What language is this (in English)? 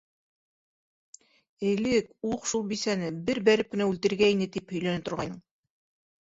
Bashkir